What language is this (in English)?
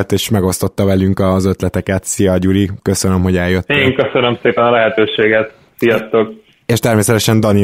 Hungarian